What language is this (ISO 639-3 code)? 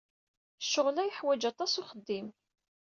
kab